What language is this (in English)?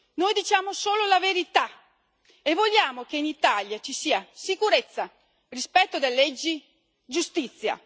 Italian